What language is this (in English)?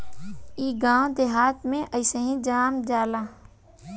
Bhojpuri